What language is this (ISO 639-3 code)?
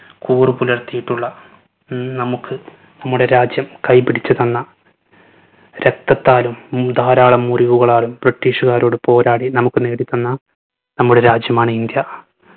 mal